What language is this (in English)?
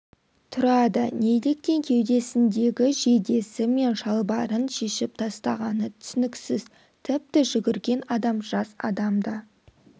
Kazakh